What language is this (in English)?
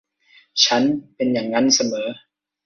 Thai